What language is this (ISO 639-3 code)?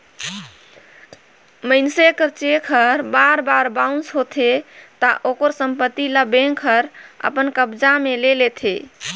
hne